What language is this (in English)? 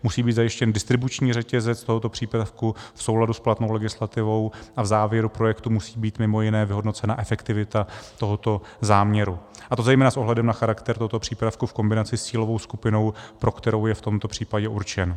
Czech